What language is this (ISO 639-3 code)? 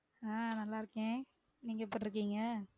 tam